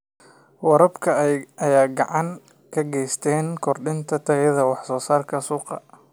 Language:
Somali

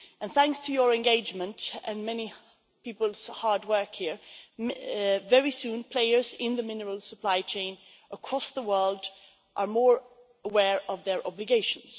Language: English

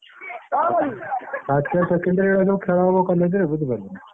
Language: Odia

